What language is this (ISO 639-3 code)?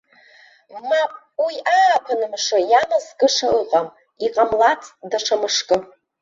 abk